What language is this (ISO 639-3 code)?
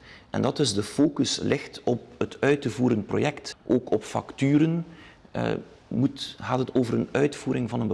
nld